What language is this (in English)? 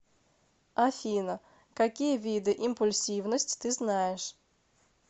Russian